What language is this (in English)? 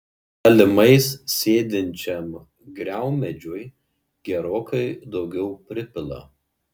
Lithuanian